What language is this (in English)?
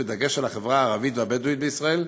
Hebrew